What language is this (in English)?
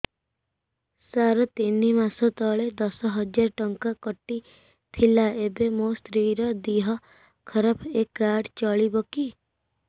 Odia